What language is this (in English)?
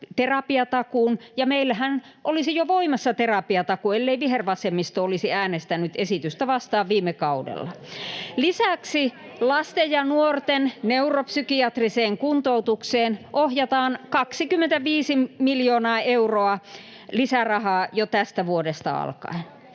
Finnish